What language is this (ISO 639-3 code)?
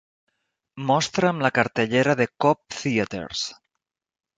cat